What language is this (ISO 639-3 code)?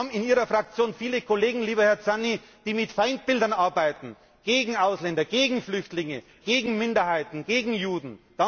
deu